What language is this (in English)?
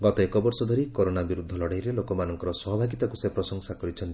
Odia